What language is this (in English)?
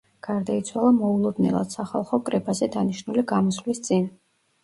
Georgian